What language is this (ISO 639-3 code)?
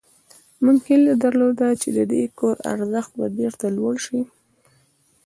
pus